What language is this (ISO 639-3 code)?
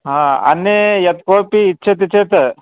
san